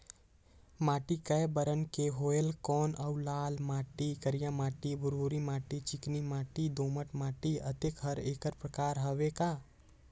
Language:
Chhattisgarhi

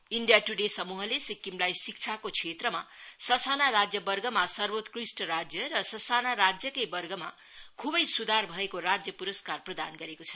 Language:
Nepali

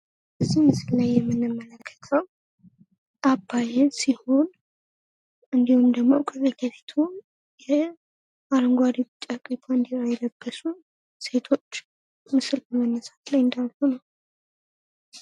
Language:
Amharic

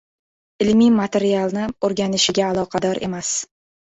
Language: Uzbek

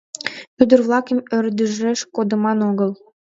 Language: Mari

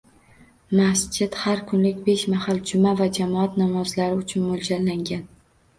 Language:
Uzbek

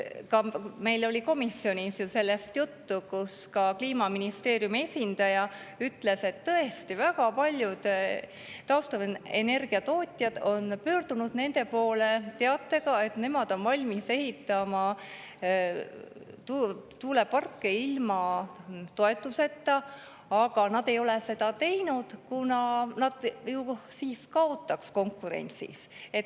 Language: Estonian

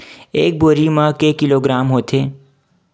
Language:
Chhattisgarhi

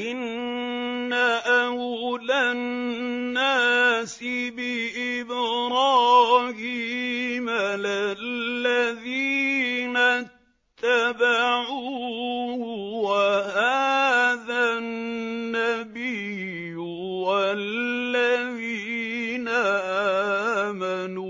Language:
Arabic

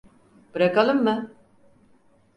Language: Turkish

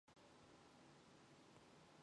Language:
Mongolian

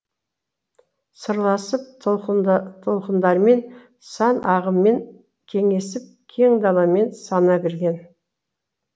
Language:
Kazakh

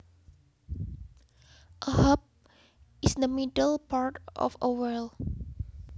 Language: Javanese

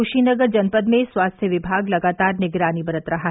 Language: Hindi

